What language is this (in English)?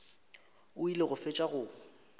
Northern Sotho